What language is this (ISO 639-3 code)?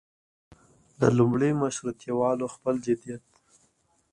pus